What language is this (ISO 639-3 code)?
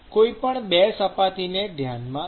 guj